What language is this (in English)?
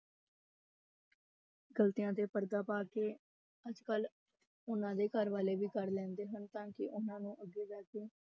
Punjabi